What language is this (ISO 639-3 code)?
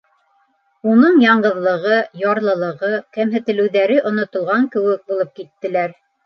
bak